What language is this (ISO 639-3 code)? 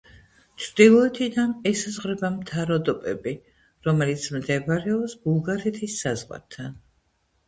kat